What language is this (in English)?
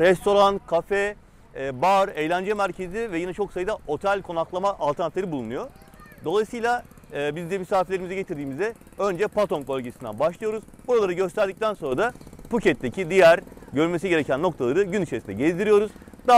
Turkish